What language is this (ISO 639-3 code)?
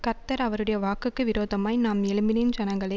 tam